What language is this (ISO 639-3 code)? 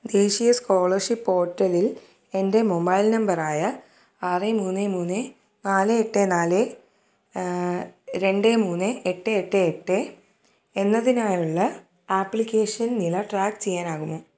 mal